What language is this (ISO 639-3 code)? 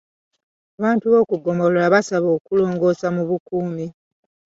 lug